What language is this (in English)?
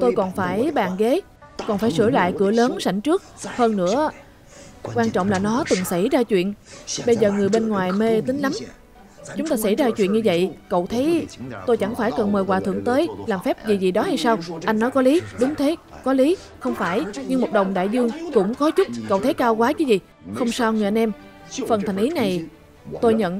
Vietnamese